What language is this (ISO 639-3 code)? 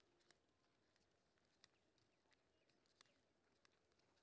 mai